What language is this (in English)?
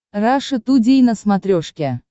Russian